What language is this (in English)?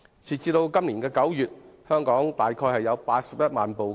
Cantonese